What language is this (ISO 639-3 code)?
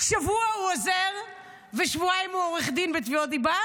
heb